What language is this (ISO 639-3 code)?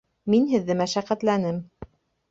bak